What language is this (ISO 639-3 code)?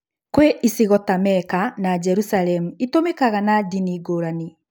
kik